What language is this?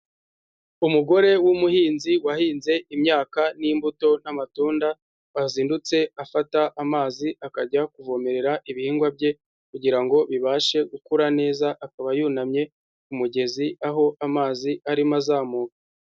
Kinyarwanda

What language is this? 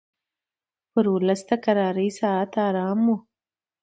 Pashto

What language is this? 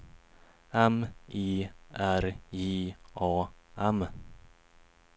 Swedish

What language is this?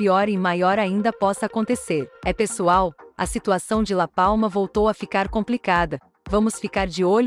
Portuguese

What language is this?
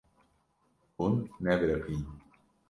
Kurdish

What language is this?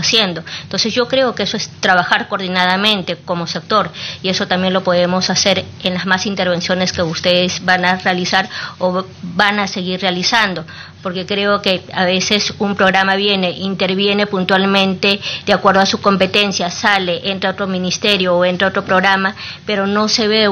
Spanish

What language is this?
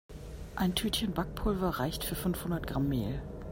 German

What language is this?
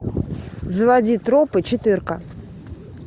Russian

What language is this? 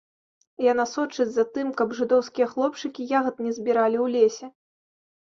Belarusian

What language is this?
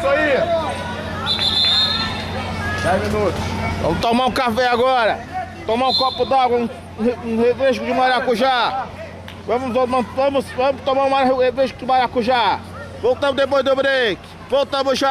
Portuguese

